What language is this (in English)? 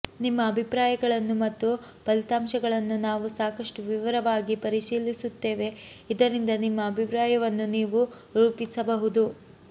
Kannada